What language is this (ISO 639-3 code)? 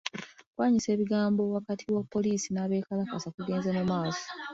lug